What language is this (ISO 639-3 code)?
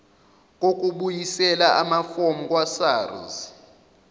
zul